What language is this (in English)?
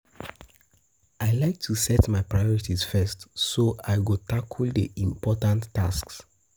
Nigerian Pidgin